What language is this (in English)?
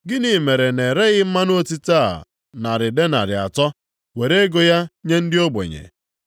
Igbo